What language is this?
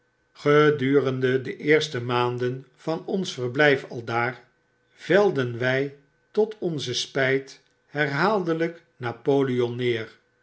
Dutch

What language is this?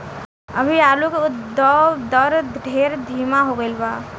Bhojpuri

